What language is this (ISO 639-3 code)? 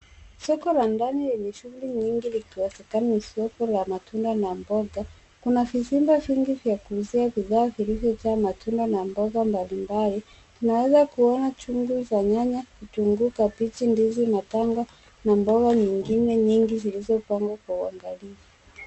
swa